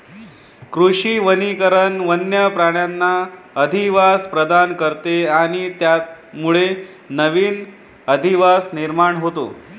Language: Marathi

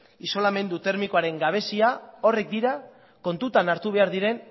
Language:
Basque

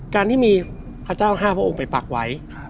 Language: Thai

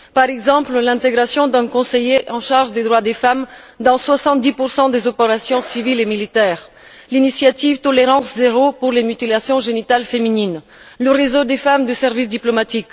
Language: French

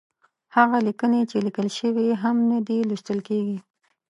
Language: Pashto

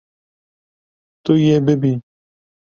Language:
Kurdish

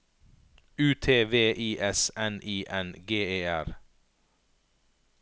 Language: Norwegian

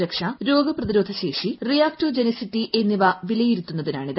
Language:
Malayalam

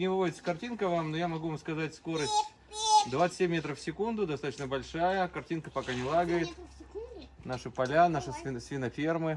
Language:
Russian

